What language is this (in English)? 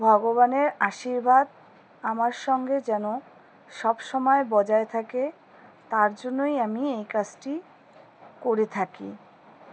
Bangla